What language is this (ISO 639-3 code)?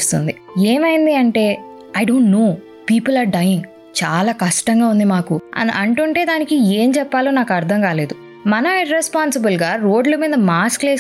tel